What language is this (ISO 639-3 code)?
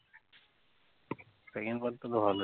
ben